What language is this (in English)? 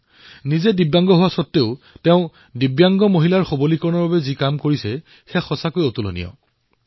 Assamese